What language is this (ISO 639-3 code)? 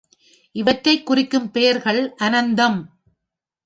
tam